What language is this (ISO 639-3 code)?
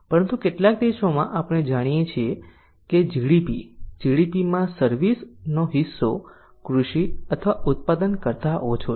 guj